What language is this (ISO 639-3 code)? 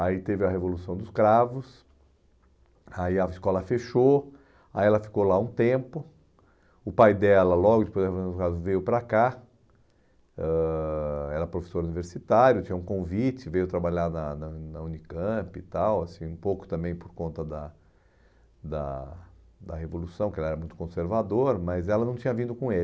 por